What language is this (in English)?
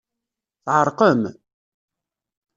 Kabyle